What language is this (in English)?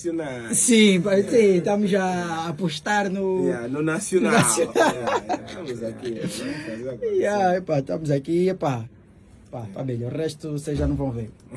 Portuguese